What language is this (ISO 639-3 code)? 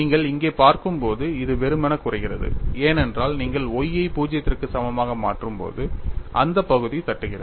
tam